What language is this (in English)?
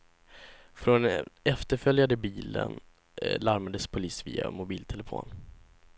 Swedish